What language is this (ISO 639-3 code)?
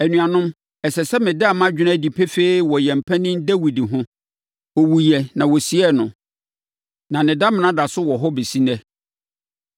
aka